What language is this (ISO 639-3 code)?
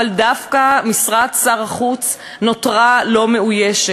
heb